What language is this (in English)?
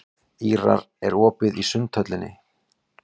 Icelandic